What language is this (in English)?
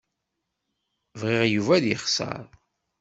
Kabyle